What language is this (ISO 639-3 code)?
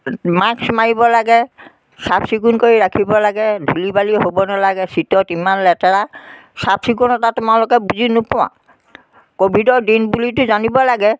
asm